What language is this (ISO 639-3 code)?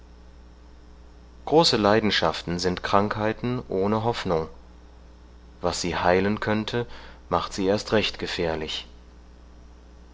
deu